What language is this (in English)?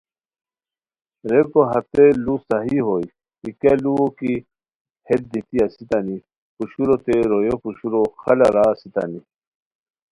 Khowar